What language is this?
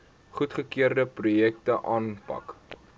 Afrikaans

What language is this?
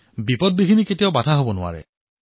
Assamese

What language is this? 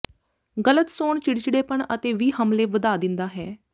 Punjabi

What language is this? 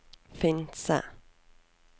Norwegian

